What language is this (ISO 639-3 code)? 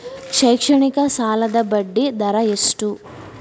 kan